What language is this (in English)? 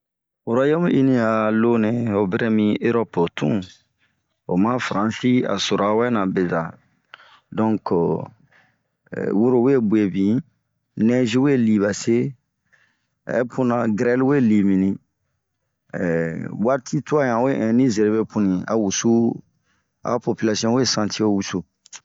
Bomu